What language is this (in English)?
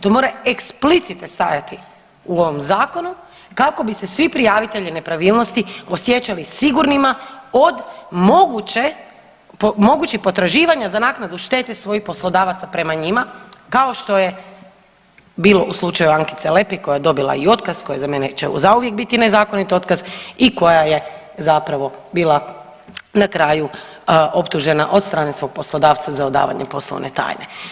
Croatian